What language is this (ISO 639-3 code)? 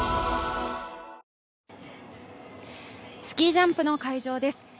jpn